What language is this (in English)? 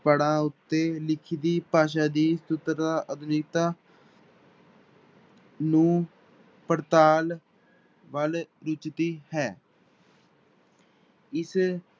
Punjabi